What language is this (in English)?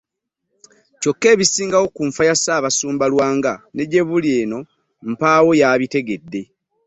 Ganda